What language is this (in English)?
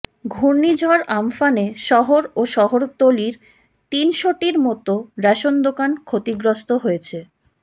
Bangla